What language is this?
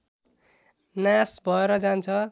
Nepali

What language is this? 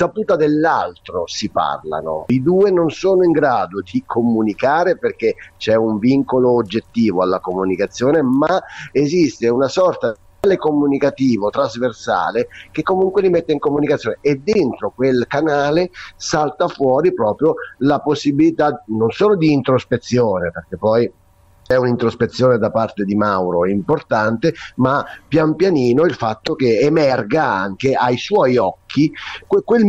Italian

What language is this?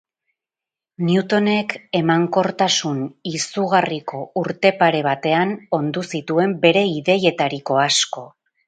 Basque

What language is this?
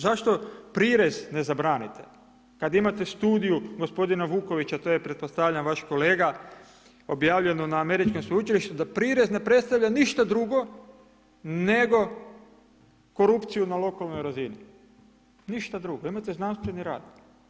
Croatian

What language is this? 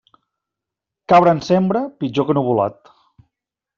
Catalan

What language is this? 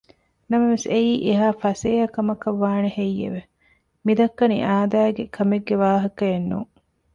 Divehi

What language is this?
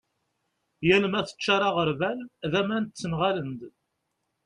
Kabyle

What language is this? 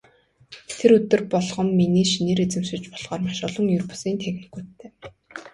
Mongolian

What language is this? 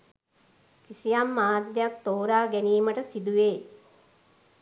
Sinhala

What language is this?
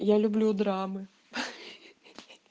Russian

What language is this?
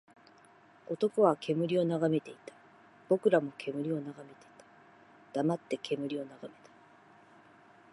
Japanese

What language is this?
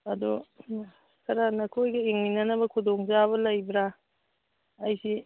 Manipuri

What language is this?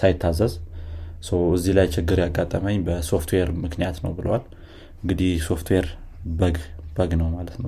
Amharic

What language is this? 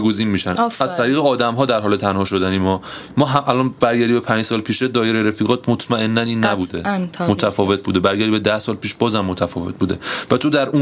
Persian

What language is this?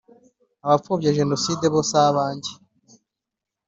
Kinyarwanda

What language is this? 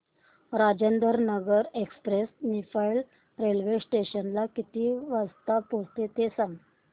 Marathi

